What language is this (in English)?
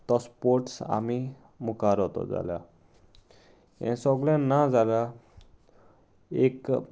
Konkani